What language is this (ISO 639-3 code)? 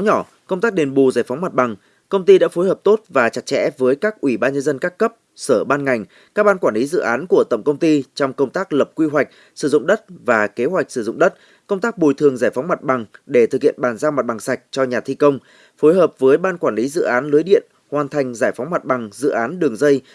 vie